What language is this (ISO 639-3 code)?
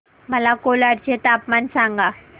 mar